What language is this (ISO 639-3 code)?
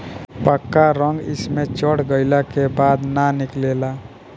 bho